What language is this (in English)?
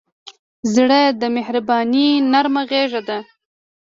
Pashto